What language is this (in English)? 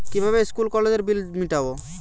Bangla